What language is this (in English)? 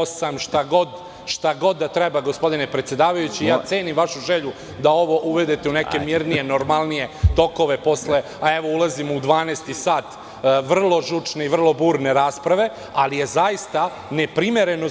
Serbian